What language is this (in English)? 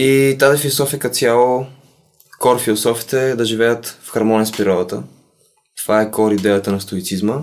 Bulgarian